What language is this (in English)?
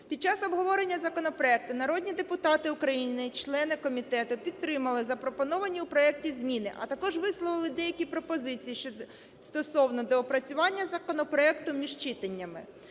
Ukrainian